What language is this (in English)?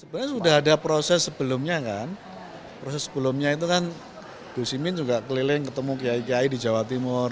Indonesian